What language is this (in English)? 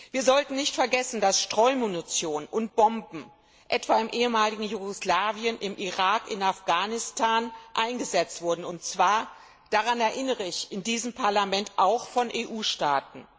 German